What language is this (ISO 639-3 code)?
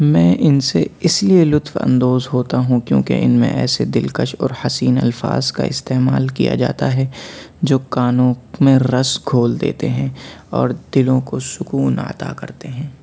urd